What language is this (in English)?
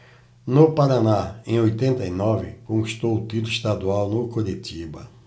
Portuguese